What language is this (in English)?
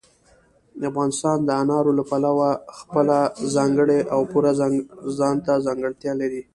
Pashto